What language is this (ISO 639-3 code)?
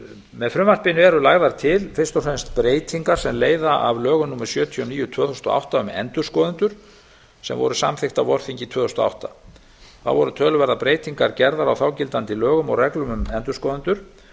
isl